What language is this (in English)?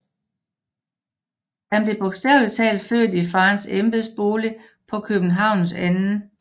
Danish